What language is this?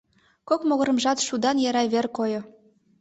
Mari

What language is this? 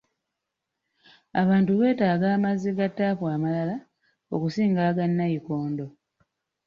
Ganda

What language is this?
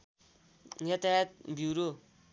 Nepali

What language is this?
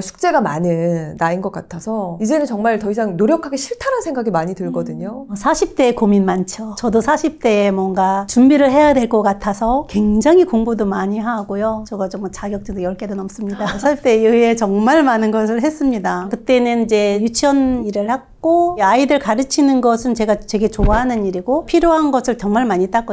Korean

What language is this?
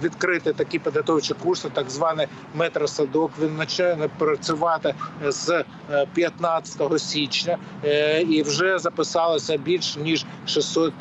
Ukrainian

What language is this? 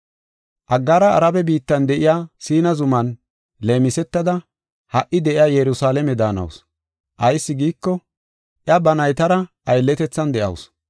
Gofa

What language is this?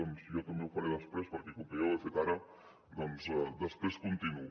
Catalan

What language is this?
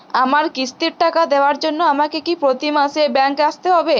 Bangla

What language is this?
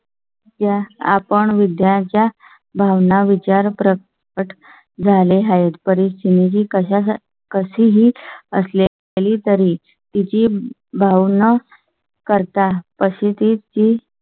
Marathi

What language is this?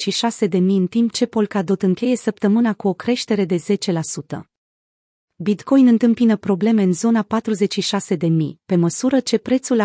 Romanian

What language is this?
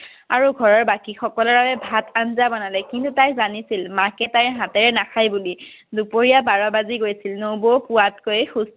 Assamese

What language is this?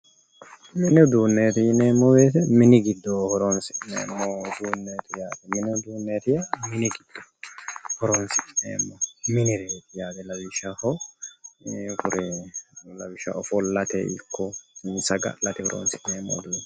Sidamo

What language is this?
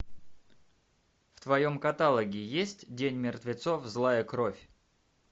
Russian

